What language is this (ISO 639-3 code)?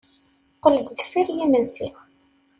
kab